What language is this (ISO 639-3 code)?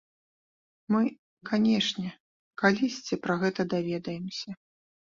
bel